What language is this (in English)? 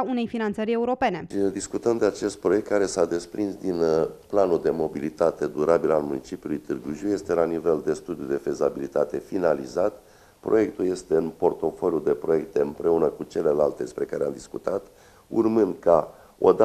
Romanian